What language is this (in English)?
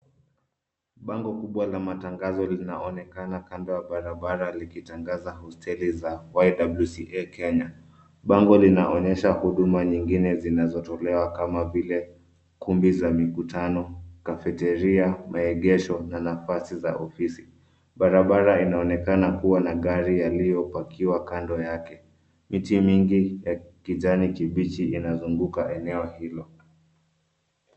Swahili